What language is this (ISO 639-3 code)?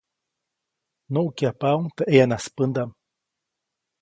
zoc